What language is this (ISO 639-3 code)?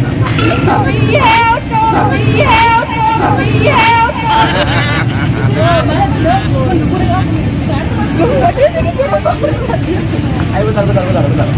ind